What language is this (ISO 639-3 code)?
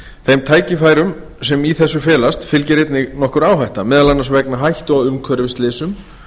isl